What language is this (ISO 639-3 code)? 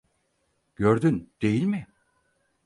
tur